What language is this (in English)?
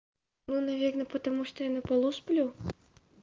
Russian